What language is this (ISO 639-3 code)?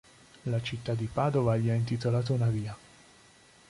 ita